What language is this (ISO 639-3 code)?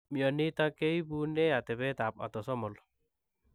kln